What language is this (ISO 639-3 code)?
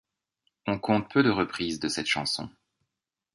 fra